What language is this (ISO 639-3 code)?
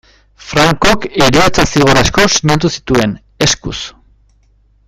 eus